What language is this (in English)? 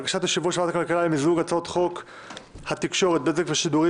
Hebrew